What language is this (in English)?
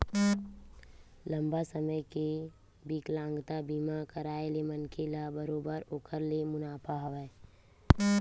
Chhattisgarhi